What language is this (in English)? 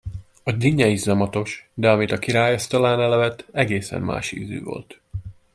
Hungarian